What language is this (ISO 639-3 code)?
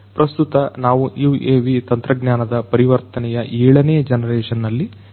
kan